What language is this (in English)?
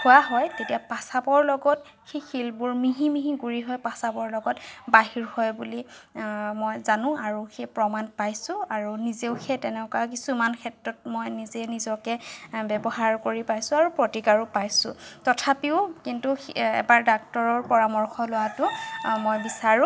Assamese